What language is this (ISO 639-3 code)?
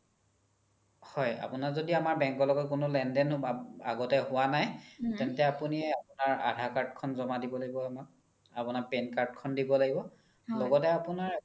asm